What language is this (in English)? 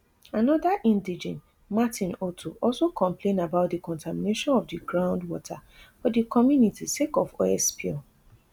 Nigerian Pidgin